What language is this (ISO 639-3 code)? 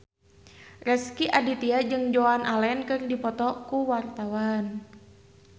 sun